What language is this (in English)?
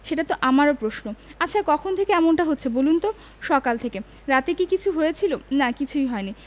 Bangla